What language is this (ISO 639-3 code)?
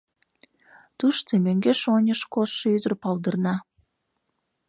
chm